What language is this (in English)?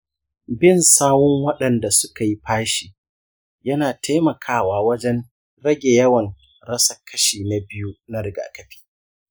Hausa